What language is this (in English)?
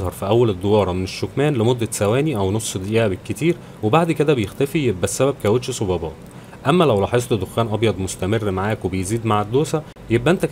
Arabic